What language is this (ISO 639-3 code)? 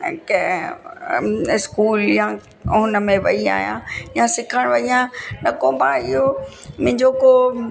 snd